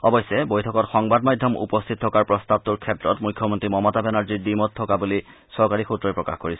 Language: Assamese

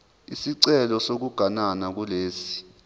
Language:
Zulu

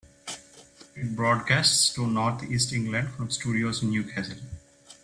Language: English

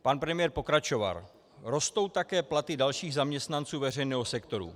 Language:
Czech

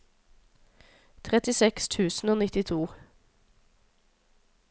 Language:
Norwegian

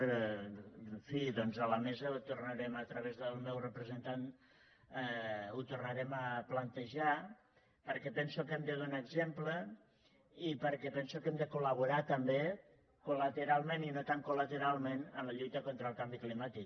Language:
Catalan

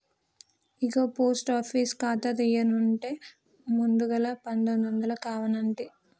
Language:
Telugu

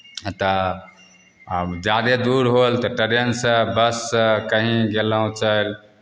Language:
Maithili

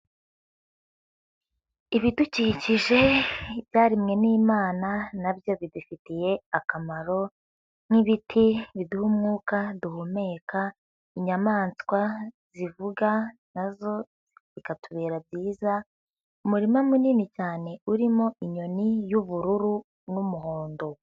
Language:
Kinyarwanda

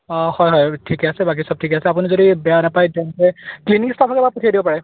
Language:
Assamese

